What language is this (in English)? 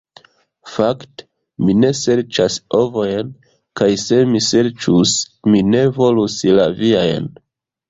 Esperanto